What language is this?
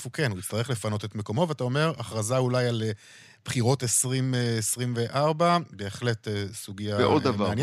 Hebrew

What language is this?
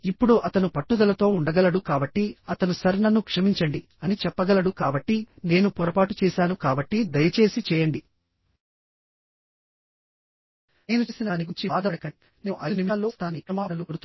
Telugu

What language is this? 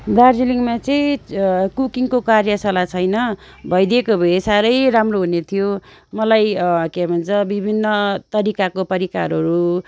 Nepali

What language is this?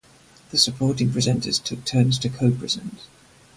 English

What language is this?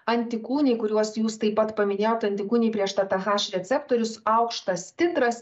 Lithuanian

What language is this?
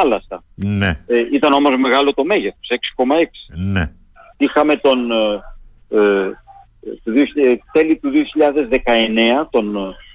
Greek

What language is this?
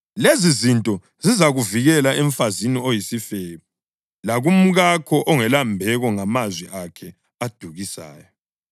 North Ndebele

